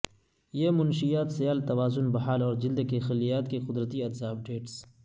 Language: Urdu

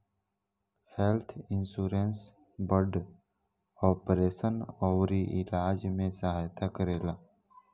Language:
Bhojpuri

